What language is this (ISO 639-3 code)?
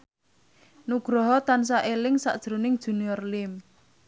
jav